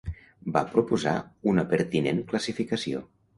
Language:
Catalan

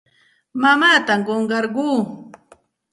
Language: Santa Ana de Tusi Pasco Quechua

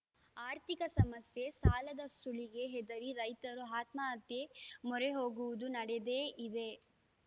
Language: Kannada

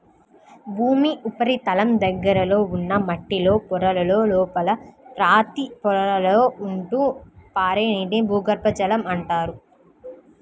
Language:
Telugu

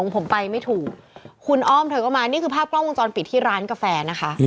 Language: Thai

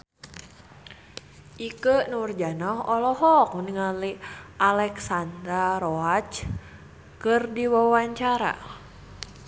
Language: Sundanese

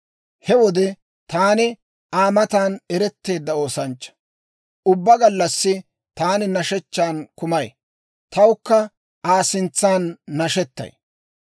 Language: Dawro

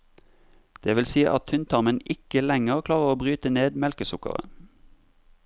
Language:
Norwegian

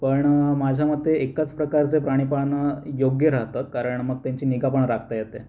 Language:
Marathi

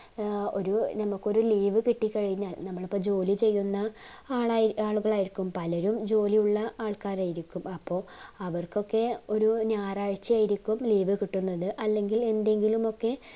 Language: Malayalam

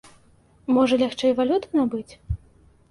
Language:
Belarusian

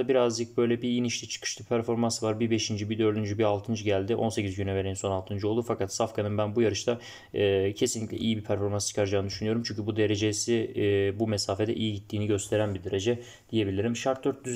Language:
Turkish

